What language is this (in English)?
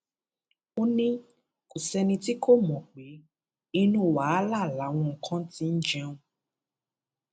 Yoruba